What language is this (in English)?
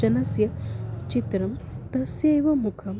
Sanskrit